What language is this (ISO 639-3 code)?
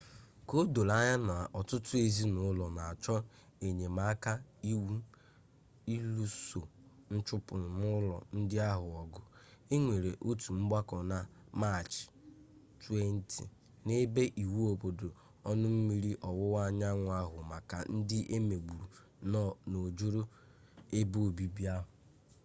ibo